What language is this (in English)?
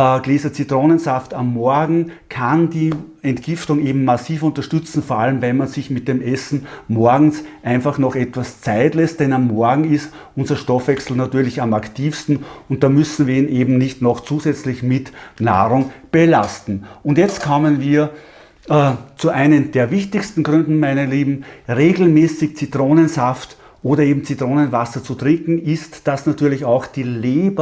German